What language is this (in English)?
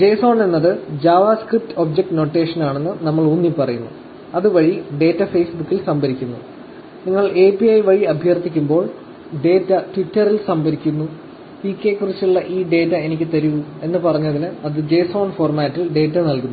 Malayalam